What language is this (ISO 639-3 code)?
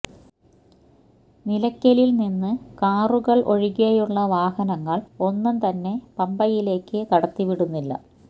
mal